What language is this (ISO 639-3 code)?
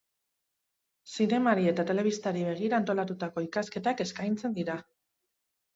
eus